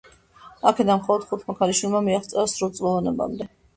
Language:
Georgian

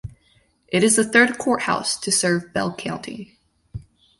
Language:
English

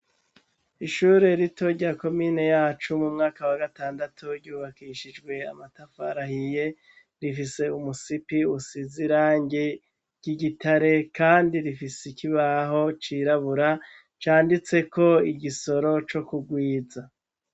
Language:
Rundi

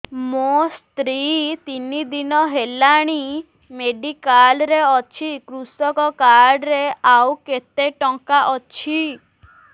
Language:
Odia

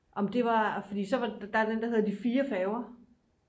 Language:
Danish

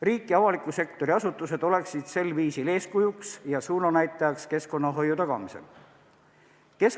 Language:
Estonian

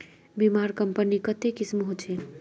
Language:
Magahi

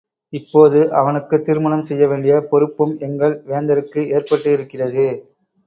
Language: Tamil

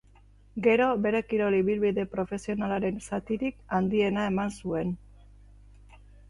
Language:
Basque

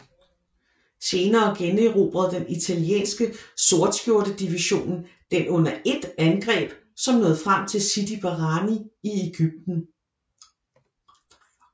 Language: Danish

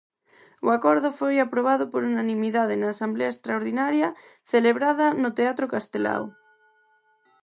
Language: Galician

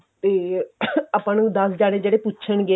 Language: Punjabi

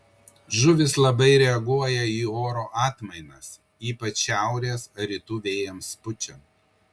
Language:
Lithuanian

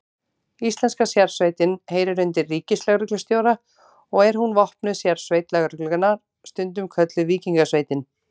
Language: Icelandic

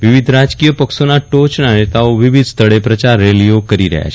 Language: Gujarati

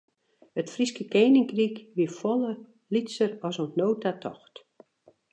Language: Western Frisian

